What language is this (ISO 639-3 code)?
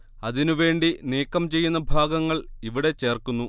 mal